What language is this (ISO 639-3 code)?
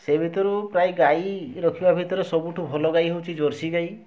ori